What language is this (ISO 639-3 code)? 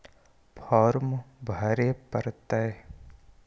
mag